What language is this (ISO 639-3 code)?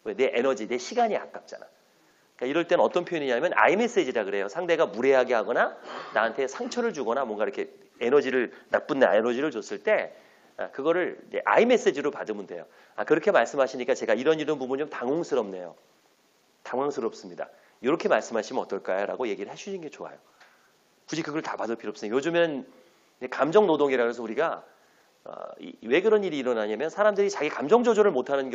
kor